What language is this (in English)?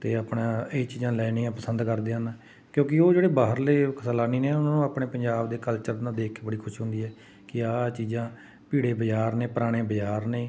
Punjabi